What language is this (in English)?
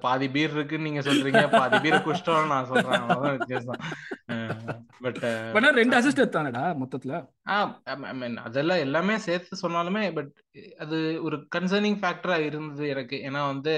Tamil